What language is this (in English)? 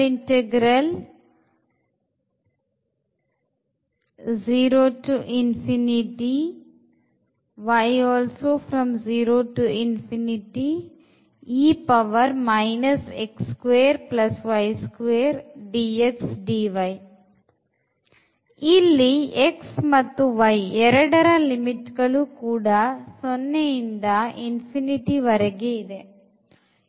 Kannada